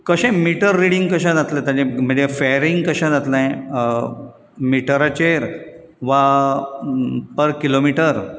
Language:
Konkani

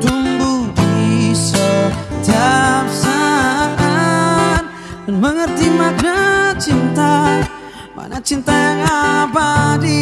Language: Indonesian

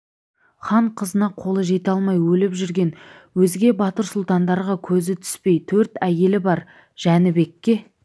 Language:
Kazakh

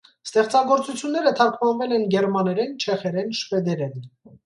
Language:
Armenian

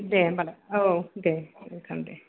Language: Bodo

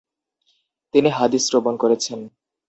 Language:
Bangla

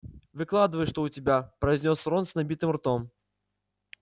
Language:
Russian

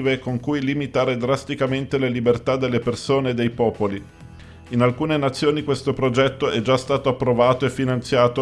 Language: Italian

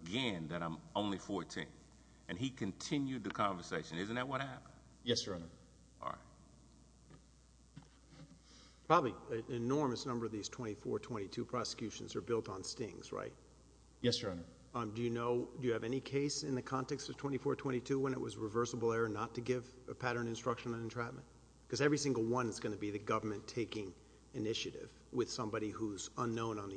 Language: English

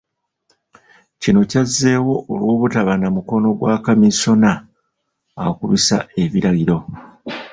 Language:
Ganda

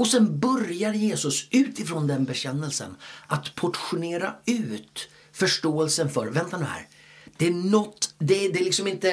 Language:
Swedish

